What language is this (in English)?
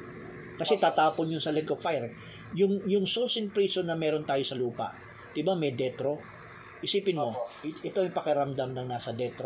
Filipino